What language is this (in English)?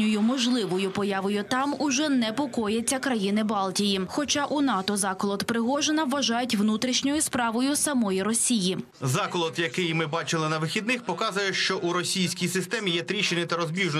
Ukrainian